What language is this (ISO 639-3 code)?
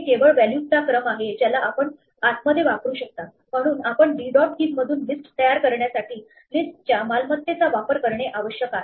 mar